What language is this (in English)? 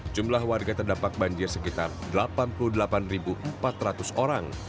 Indonesian